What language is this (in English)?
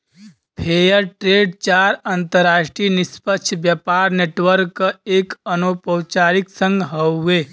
Bhojpuri